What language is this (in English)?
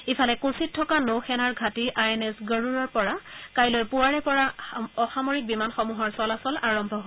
Assamese